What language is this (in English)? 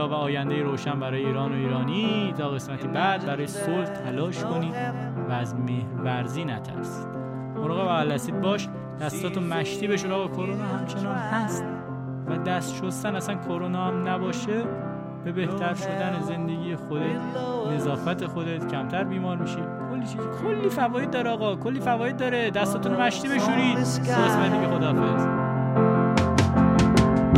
Persian